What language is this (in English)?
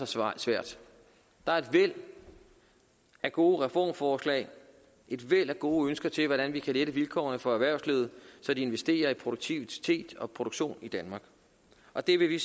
Danish